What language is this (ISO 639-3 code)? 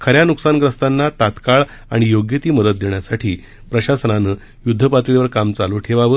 mar